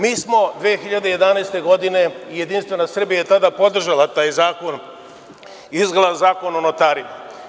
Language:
Serbian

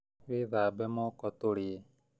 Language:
Kikuyu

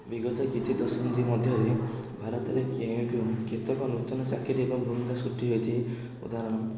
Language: Odia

